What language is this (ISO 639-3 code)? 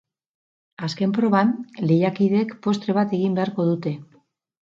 eus